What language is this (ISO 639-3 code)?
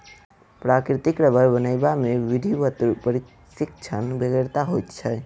mai